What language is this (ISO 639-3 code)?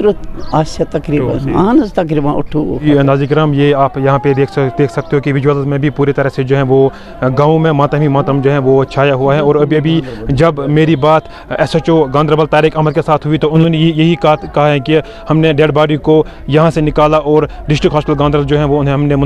ron